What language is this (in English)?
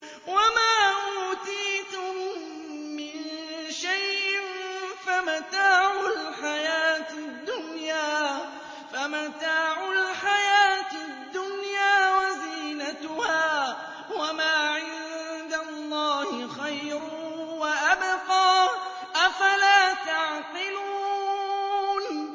Arabic